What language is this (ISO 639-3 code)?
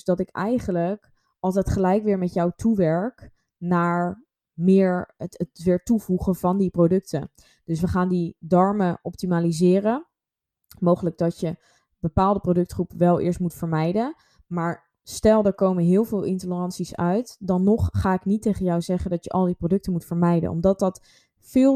nld